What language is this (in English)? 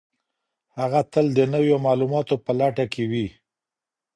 Pashto